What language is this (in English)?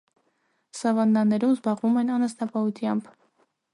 Armenian